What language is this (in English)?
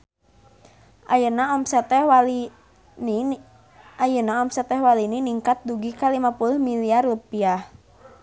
Sundanese